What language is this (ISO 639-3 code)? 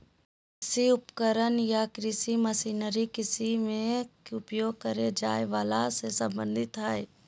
mag